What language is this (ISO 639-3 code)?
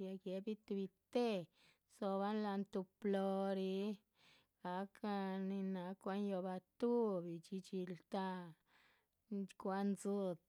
zpv